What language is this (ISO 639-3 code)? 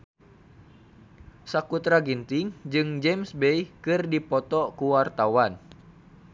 sun